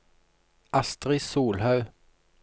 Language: Norwegian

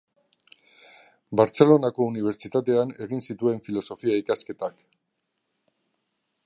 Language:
Basque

